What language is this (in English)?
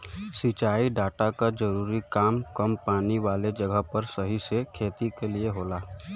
Bhojpuri